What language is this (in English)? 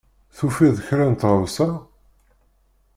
Kabyle